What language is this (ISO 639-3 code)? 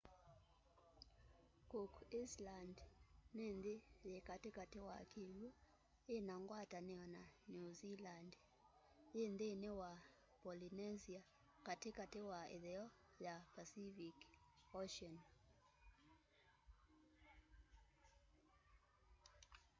kam